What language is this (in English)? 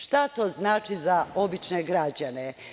Serbian